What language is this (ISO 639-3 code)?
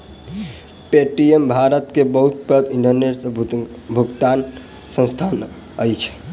mai